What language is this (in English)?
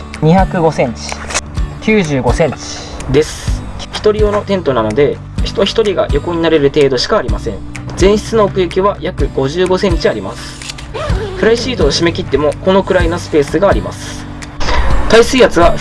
Japanese